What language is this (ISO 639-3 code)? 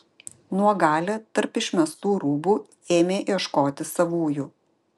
lit